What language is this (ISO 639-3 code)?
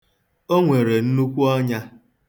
ibo